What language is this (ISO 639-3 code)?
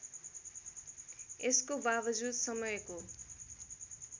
nep